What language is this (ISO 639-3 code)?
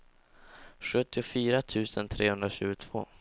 swe